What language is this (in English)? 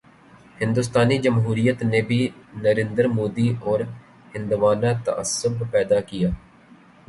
Urdu